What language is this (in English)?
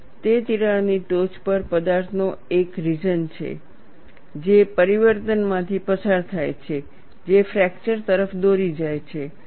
Gujarati